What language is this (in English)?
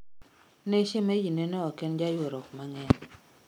Luo (Kenya and Tanzania)